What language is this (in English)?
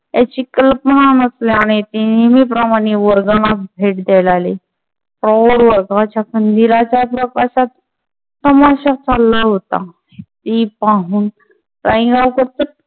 Marathi